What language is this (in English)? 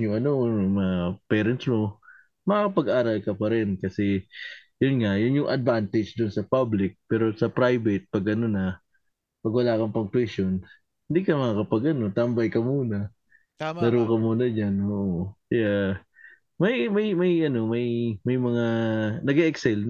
Filipino